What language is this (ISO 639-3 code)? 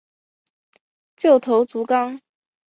zho